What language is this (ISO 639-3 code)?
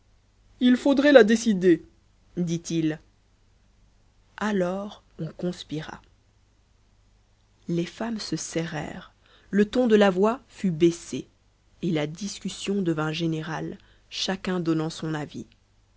fra